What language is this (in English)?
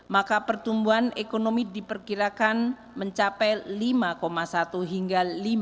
Indonesian